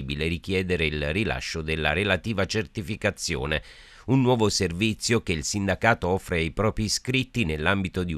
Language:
Italian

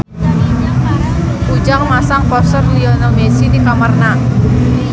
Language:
Sundanese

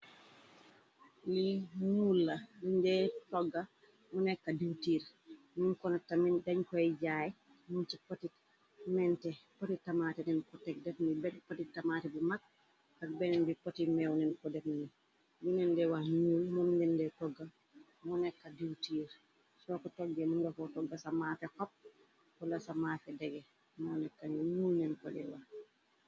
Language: Wolof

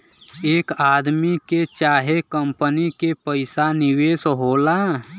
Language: Bhojpuri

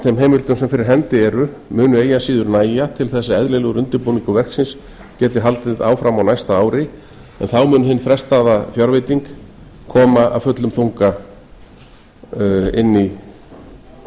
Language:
Icelandic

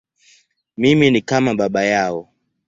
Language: Swahili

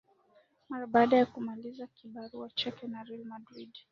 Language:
Swahili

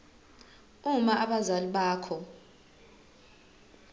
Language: Zulu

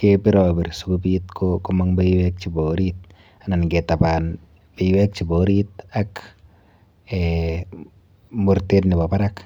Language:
Kalenjin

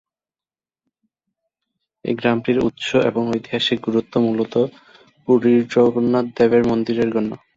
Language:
Bangla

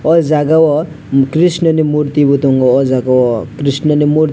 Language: Kok Borok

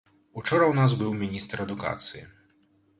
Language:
Belarusian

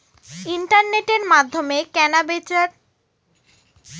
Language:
Bangla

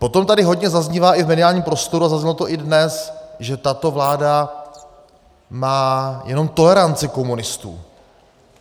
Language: Czech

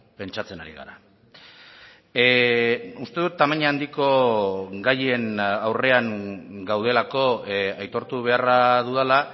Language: Basque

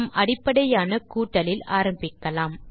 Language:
Tamil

